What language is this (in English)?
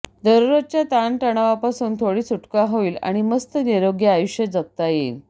Marathi